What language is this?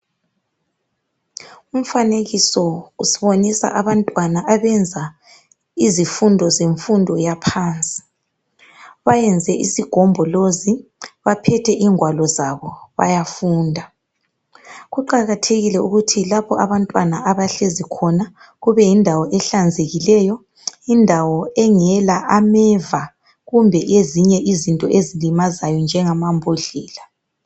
North Ndebele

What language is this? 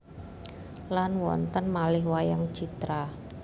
Javanese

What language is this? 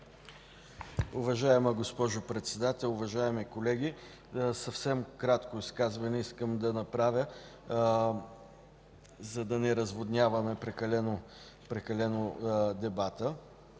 Bulgarian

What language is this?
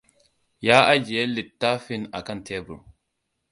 Hausa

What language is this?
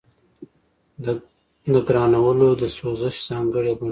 Pashto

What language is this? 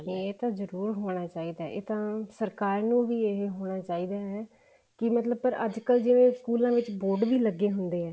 Punjabi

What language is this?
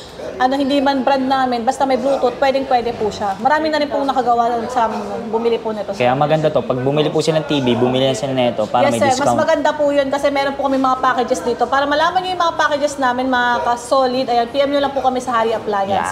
Filipino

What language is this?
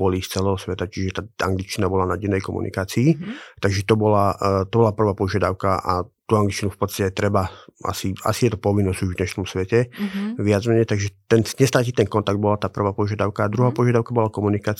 Slovak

